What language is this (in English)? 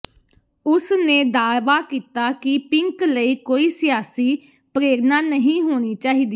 Punjabi